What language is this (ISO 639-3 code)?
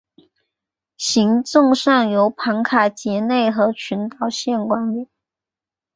zho